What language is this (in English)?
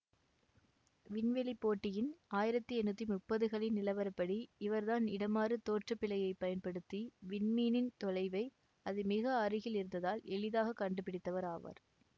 Tamil